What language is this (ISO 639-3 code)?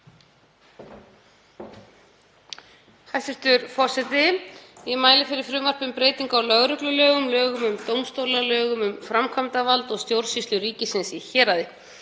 isl